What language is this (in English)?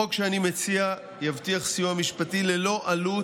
Hebrew